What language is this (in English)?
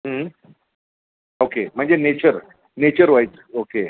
Marathi